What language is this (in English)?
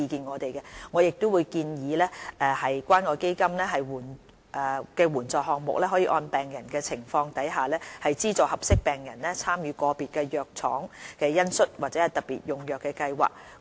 Cantonese